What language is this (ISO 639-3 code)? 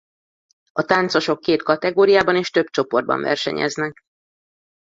hun